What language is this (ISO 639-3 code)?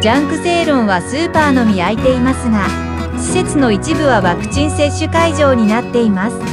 jpn